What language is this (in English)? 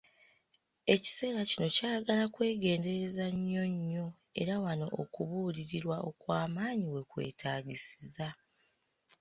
Ganda